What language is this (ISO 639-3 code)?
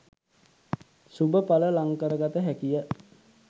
sin